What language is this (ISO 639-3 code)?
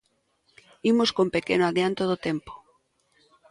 glg